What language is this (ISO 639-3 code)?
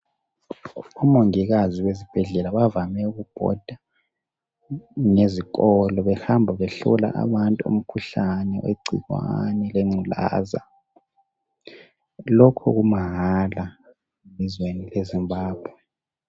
nde